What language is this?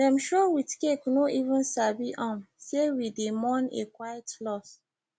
Nigerian Pidgin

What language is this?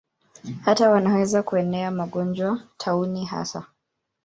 Swahili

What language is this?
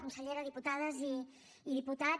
Catalan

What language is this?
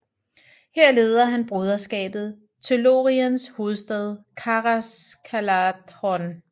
Danish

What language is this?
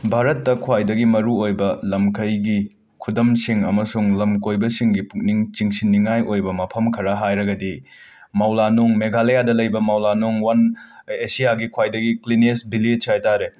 Manipuri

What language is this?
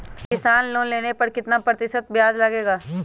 Magahi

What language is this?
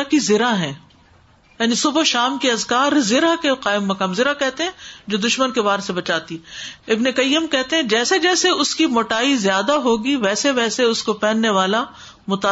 Urdu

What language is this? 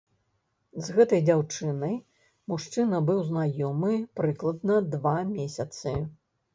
Belarusian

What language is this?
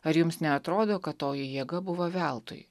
Lithuanian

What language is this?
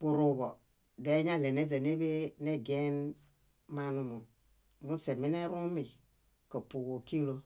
Bayot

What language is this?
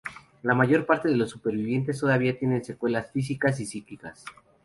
Spanish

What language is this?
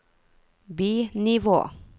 Norwegian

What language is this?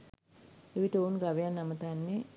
Sinhala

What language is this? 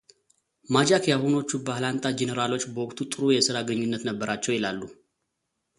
Amharic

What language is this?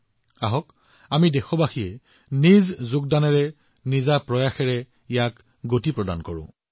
Assamese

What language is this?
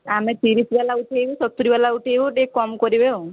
Odia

